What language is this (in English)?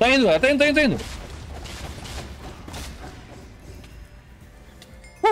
Portuguese